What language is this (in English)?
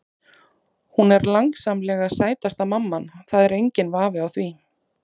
Icelandic